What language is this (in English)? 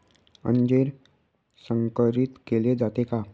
Marathi